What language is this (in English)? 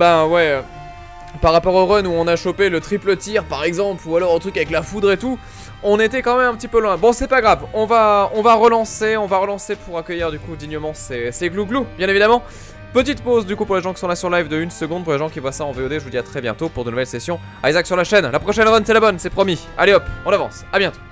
French